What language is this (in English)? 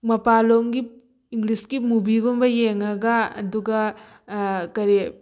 Manipuri